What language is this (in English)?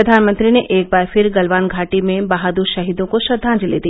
Hindi